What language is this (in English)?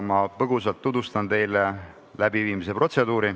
Estonian